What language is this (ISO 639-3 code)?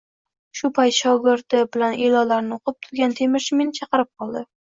uzb